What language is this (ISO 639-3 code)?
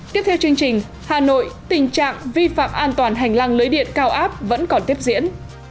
vie